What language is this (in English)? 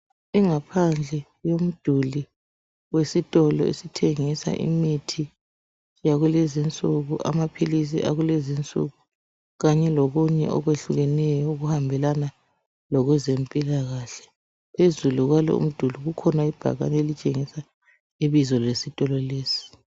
North Ndebele